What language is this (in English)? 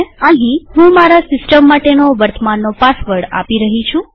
Gujarati